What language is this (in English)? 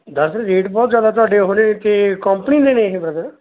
Punjabi